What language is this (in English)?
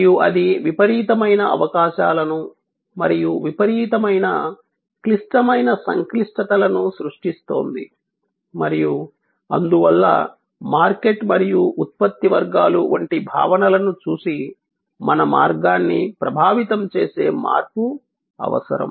Telugu